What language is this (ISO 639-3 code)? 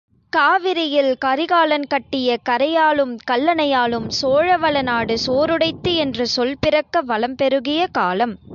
tam